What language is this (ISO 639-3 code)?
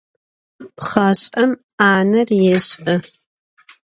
ady